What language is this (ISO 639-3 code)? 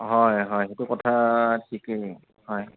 asm